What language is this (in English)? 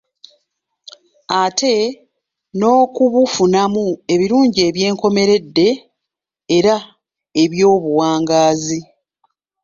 Ganda